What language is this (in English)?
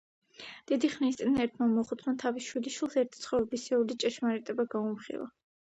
Georgian